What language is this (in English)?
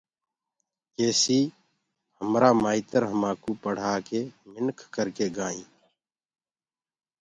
Gurgula